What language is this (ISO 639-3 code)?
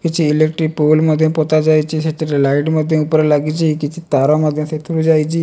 ori